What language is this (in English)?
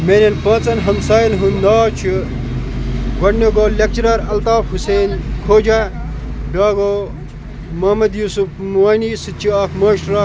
Kashmiri